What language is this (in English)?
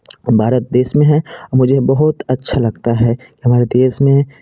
Hindi